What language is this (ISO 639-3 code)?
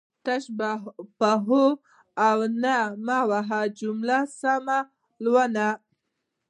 pus